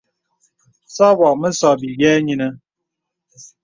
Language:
Bebele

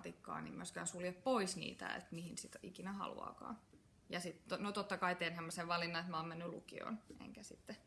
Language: Finnish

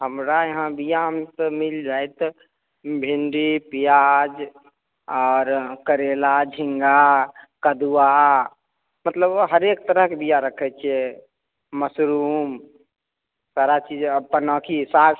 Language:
Maithili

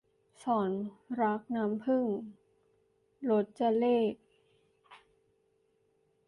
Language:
Thai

